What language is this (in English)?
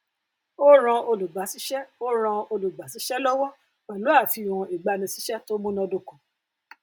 Yoruba